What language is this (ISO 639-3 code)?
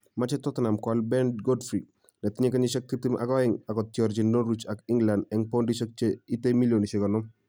kln